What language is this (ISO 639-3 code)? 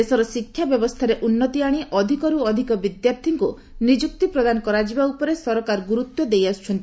ori